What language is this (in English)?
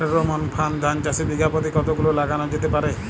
Bangla